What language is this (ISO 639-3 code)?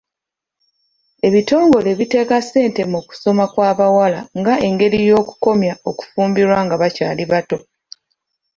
lug